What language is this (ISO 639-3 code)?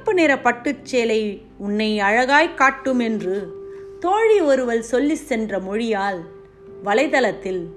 tam